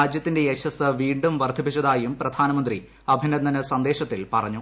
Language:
Malayalam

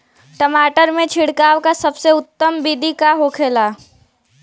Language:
Bhojpuri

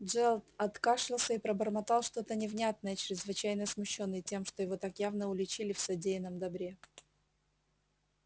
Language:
Russian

